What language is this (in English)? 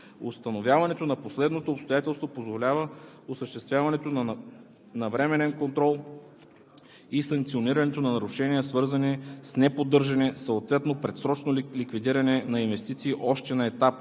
Bulgarian